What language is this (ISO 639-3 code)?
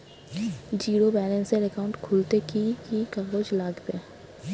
ben